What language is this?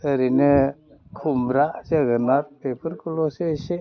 Bodo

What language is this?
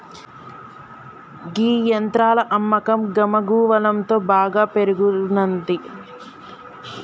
Telugu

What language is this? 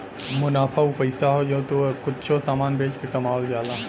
Bhojpuri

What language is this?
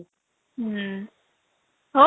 Odia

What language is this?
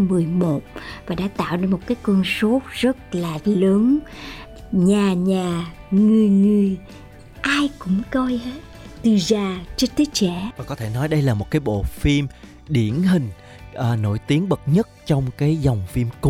Vietnamese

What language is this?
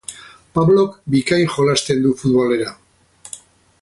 Basque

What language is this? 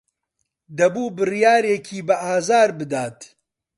Central Kurdish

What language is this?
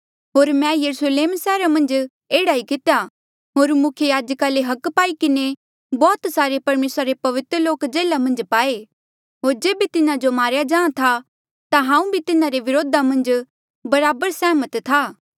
Mandeali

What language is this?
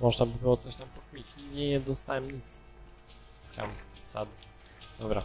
Polish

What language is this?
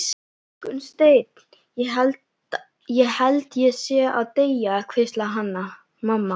Icelandic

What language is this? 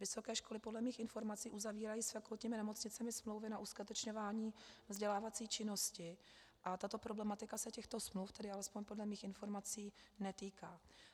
Czech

